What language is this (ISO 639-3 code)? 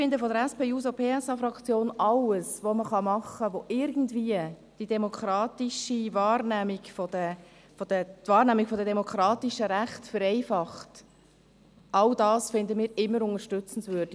gsw